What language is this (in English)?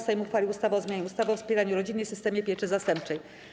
Polish